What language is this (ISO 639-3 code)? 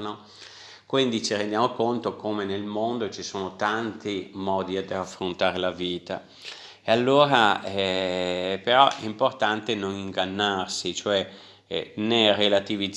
ita